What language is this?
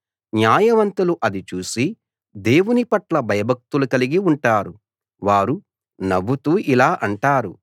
Telugu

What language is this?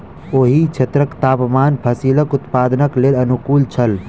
Maithili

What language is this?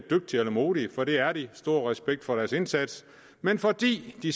Danish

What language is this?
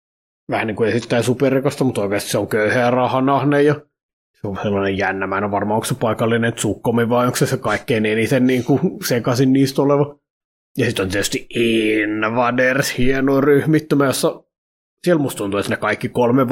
Finnish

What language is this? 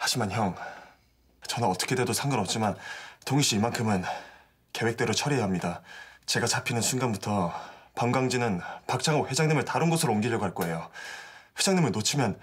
Korean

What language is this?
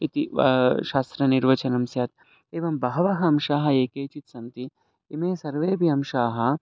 Sanskrit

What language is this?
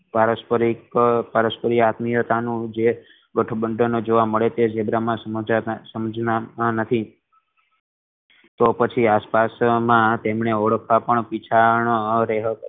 Gujarati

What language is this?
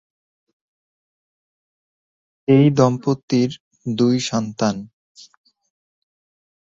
Bangla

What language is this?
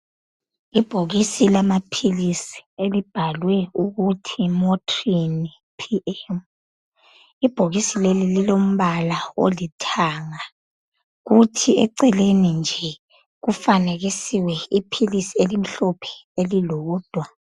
North Ndebele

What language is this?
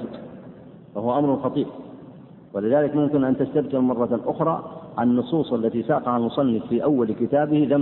Arabic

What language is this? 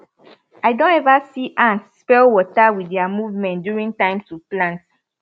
Nigerian Pidgin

